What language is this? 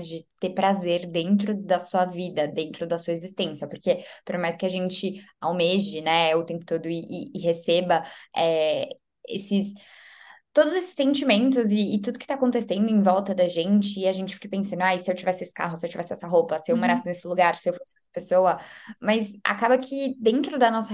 Portuguese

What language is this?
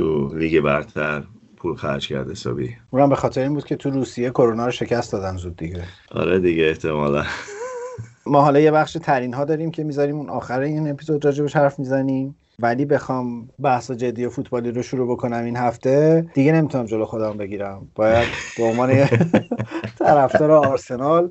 Persian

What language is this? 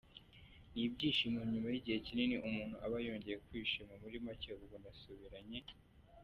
Kinyarwanda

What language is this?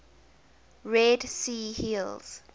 English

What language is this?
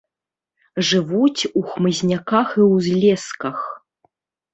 Belarusian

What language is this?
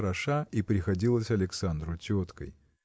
Russian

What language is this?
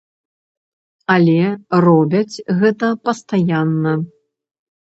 Belarusian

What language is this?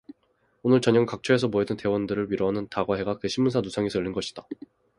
Korean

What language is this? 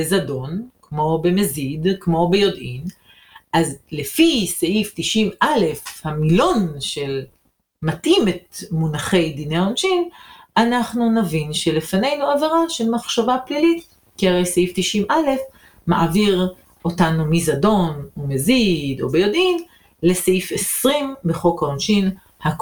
Hebrew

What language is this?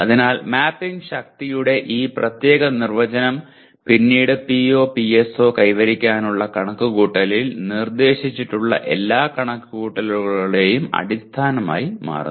Malayalam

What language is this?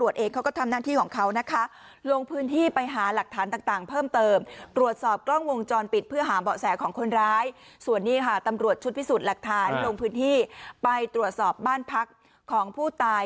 Thai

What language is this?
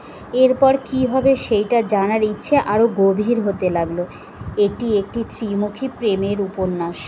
Bangla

